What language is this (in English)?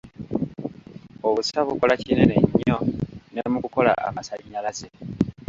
Ganda